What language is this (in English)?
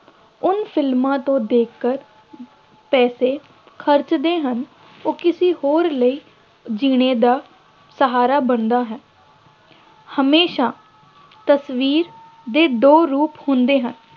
Punjabi